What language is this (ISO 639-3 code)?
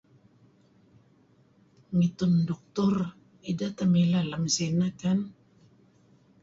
kzi